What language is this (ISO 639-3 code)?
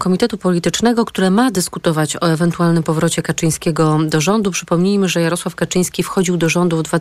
pol